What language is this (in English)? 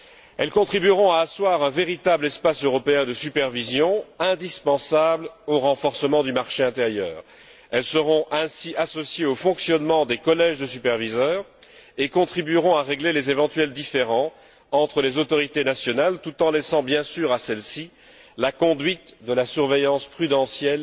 French